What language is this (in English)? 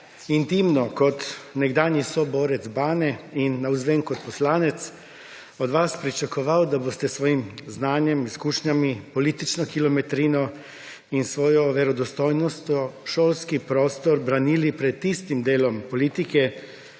Slovenian